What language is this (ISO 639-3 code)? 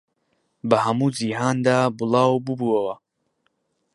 ckb